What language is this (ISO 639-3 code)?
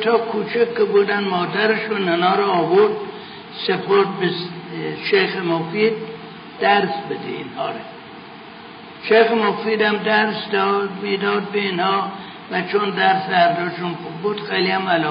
fas